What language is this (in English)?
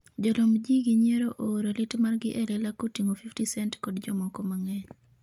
Luo (Kenya and Tanzania)